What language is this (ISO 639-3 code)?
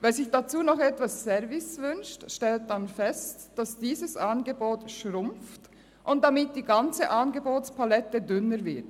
gsw